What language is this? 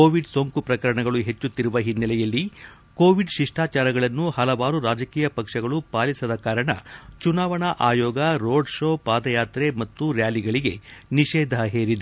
Kannada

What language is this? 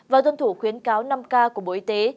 Vietnamese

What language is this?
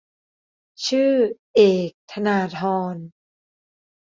Thai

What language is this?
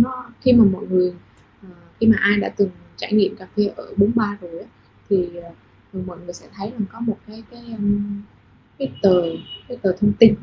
Vietnamese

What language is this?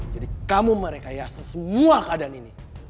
Indonesian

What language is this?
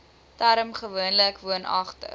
Afrikaans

